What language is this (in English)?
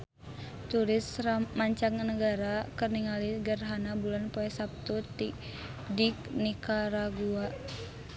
Sundanese